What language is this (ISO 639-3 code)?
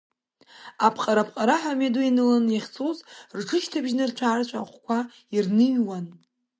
abk